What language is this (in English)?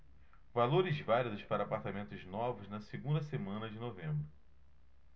Portuguese